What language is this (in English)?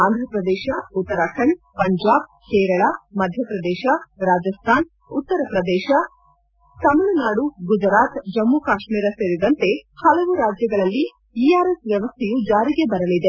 Kannada